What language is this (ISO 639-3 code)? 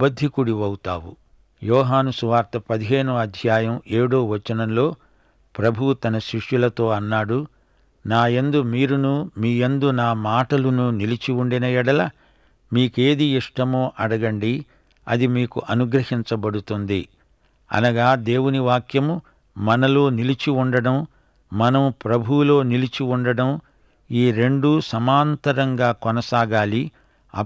tel